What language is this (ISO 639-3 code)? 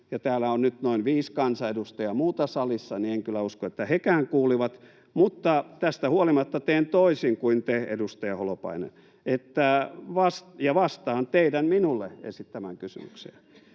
fin